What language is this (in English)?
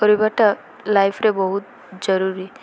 Odia